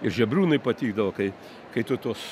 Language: Lithuanian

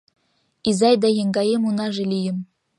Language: Mari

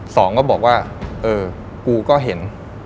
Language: Thai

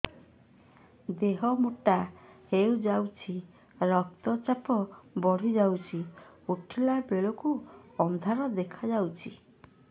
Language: Odia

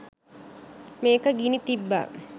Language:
Sinhala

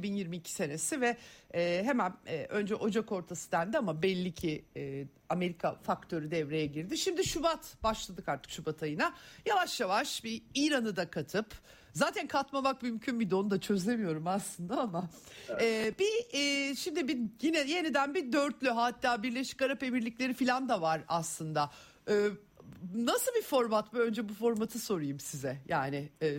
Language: Turkish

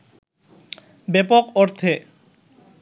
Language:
Bangla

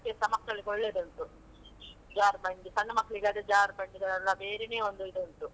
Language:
Kannada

